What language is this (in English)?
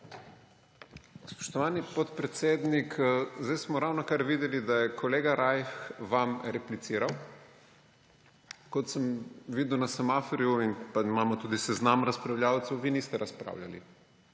Slovenian